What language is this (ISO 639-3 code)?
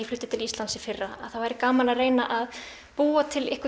isl